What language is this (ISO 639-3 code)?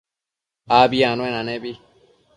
mcf